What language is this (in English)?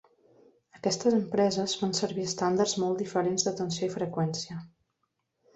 Catalan